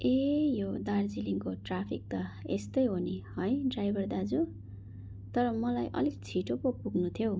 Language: Nepali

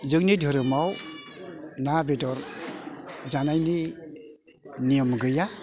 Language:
Bodo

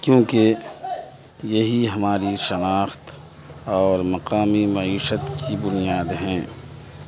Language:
Urdu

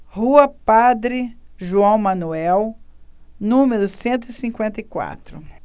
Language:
Portuguese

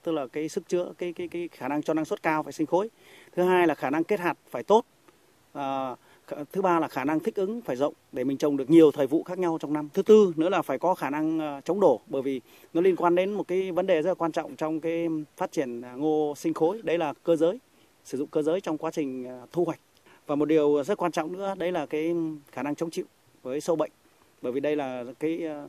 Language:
Vietnamese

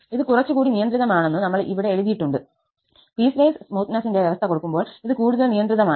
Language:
Malayalam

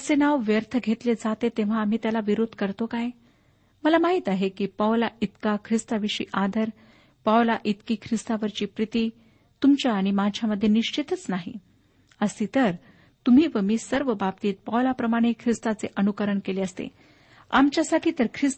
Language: Marathi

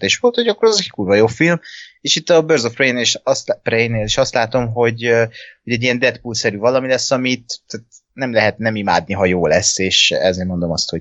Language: Hungarian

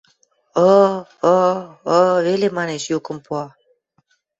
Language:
Western Mari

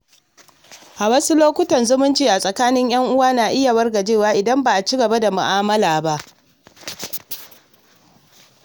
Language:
Hausa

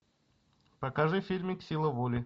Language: Russian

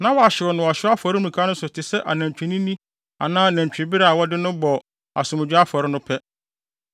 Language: Akan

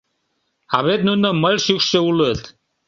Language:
Mari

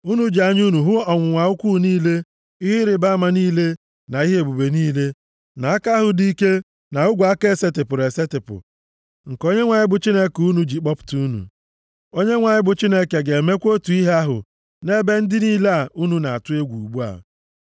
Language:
Igbo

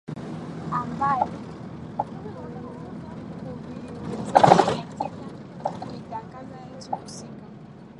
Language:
Swahili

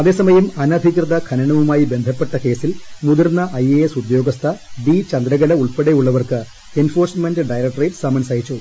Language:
Malayalam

